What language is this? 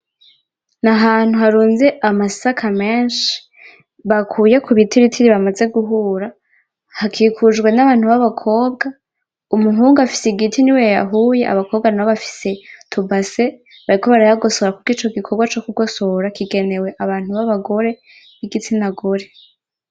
Rundi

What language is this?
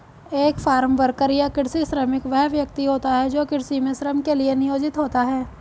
Hindi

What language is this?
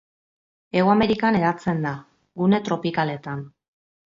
Basque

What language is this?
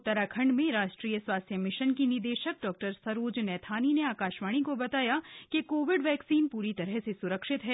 Hindi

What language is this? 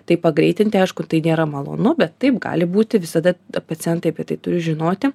Lithuanian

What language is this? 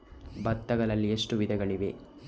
Kannada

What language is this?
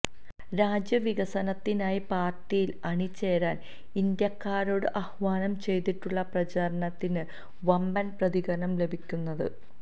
Malayalam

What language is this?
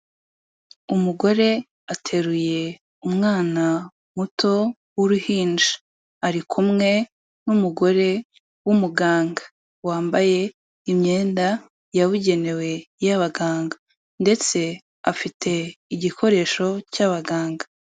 Kinyarwanda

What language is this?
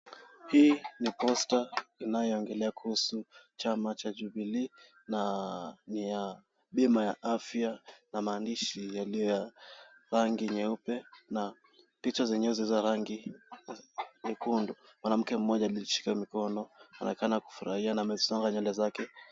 Swahili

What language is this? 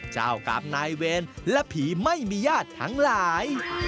Thai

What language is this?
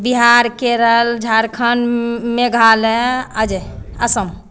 Maithili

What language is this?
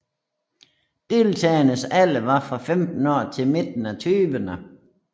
Danish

